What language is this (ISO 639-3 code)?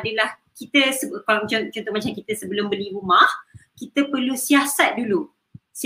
msa